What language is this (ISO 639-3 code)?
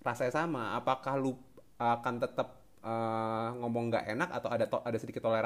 ind